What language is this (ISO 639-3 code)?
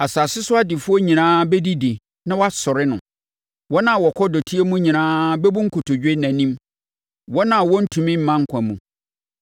aka